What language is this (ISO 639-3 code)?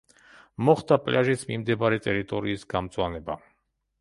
kat